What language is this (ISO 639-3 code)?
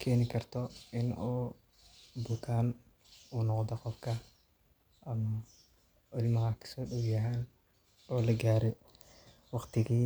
som